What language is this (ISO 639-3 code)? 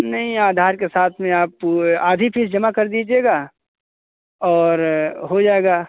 hin